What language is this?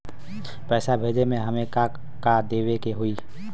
Bhojpuri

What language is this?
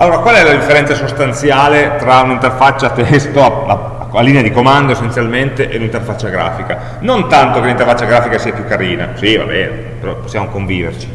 Italian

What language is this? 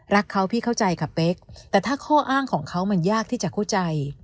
Thai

